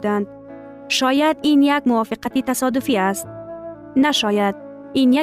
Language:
Persian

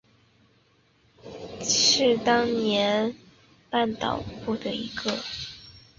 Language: Chinese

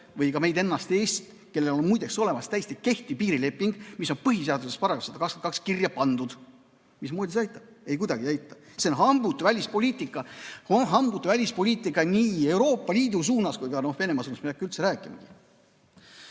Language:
Estonian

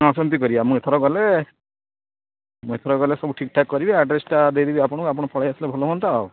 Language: Odia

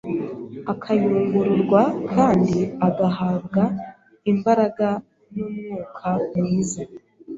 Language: Kinyarwanda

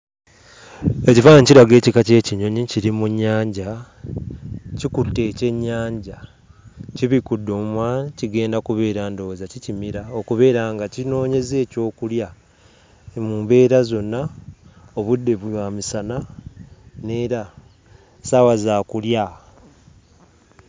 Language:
Ganda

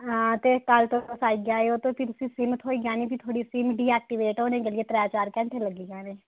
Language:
Dogri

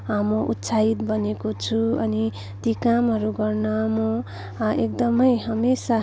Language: Nepali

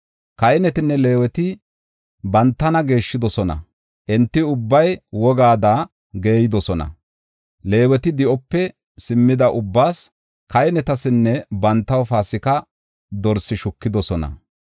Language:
Gofa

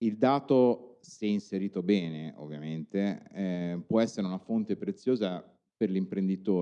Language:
Italian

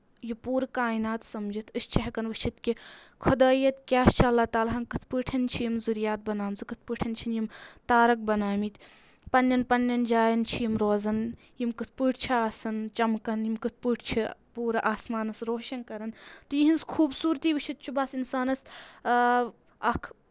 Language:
Kashmiri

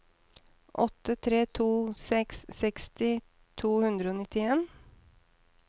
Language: Norwegian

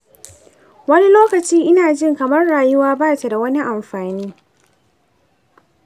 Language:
Hausa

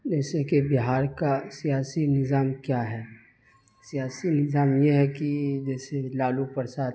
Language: Urdu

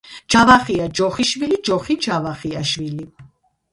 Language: Georgian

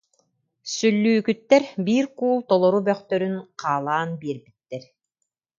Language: Yakut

